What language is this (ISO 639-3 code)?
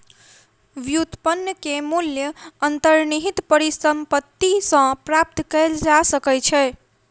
mai